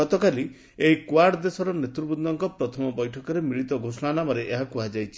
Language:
Odia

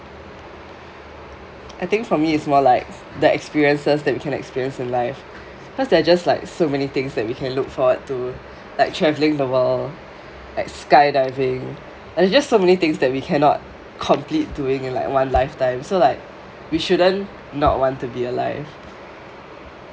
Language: English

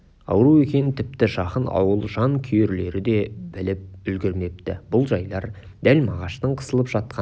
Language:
Kazakh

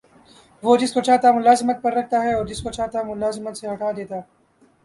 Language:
Urdu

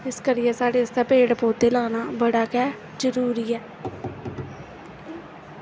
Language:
Dogri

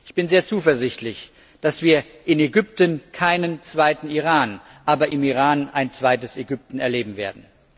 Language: German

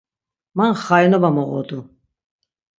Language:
Laz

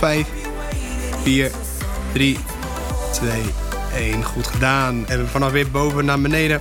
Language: Dutch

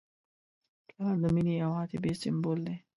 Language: Pashto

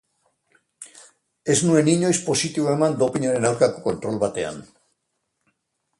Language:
Basque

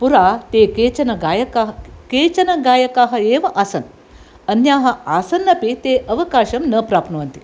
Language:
Sanskrit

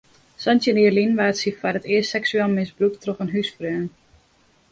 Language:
Western Frisian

